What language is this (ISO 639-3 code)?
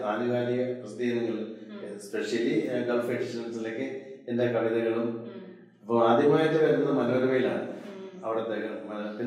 mal